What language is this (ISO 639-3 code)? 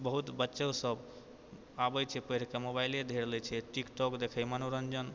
mai